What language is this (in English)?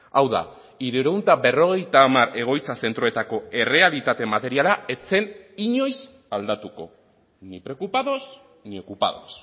Basque